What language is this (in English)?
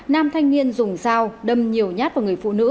Vietnamese